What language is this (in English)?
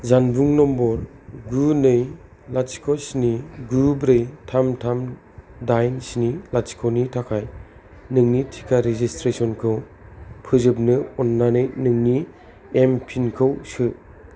Bodo